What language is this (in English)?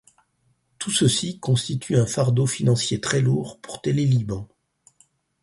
French